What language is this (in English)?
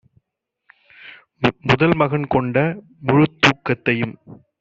Tamil